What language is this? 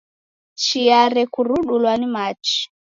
Taita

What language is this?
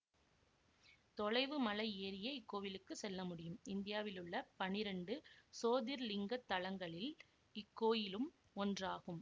Tamil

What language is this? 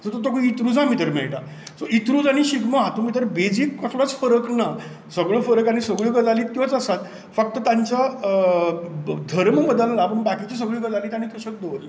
Konkani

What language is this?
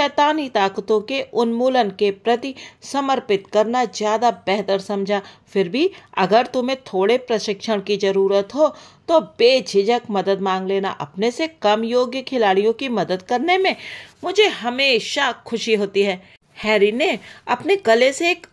Hindi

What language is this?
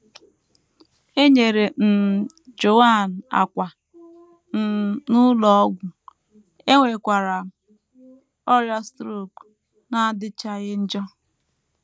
Igbo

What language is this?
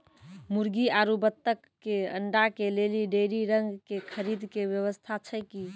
Maithili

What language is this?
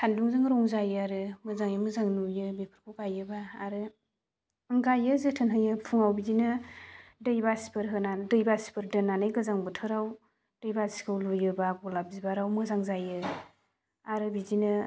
Bodo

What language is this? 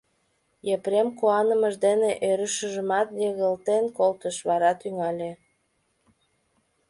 Mari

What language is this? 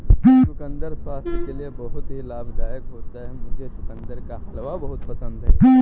Hindi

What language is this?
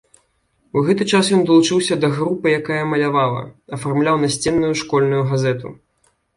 Belarusian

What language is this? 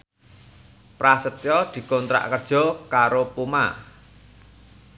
Javanese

